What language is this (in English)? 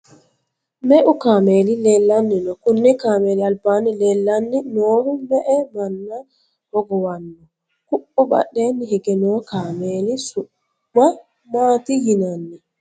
Sidamo